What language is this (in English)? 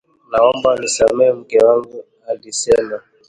Swahili